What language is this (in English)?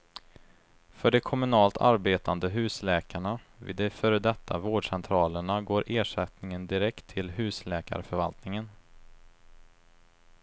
Swedish